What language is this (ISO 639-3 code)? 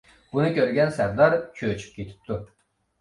uig